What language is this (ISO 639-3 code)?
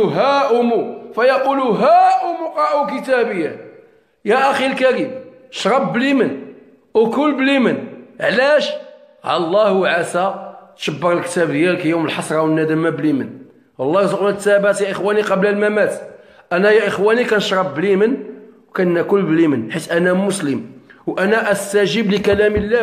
ara